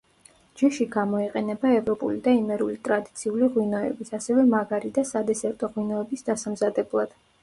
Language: Georgian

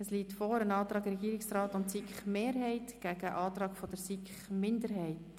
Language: Swiss German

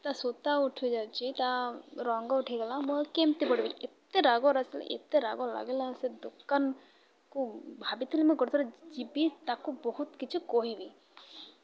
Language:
Odia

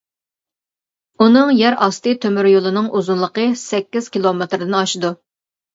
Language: Uyghur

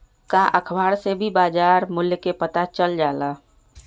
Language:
Magahi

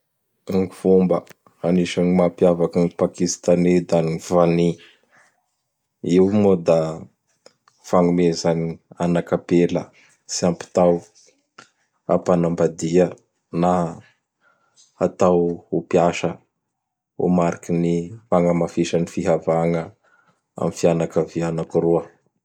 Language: Bara Malagasy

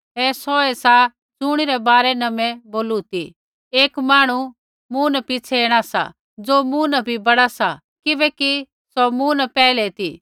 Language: Kullu Pahari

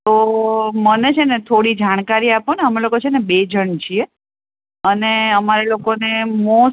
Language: Gujarati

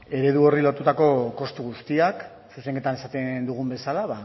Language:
Basque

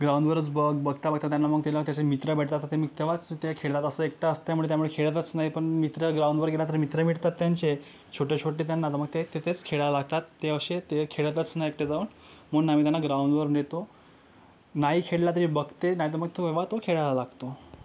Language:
Marathi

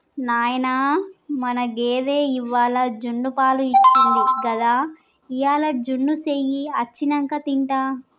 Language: Telugu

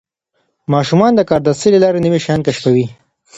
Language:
Pashto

